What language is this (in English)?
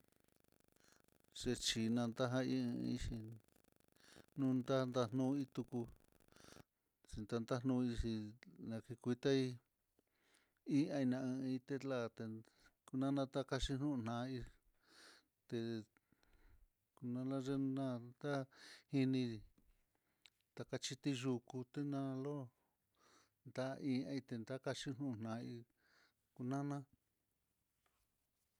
Mitlatongo Mixtec